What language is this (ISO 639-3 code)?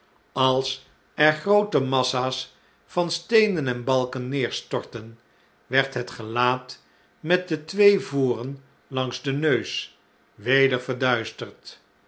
nld